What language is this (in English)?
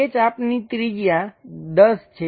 Gujarati